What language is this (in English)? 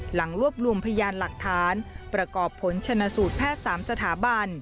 Thai